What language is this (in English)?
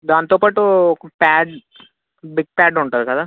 Telugu